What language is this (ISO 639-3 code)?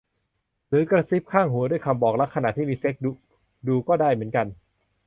tha